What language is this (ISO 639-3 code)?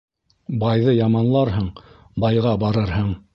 bak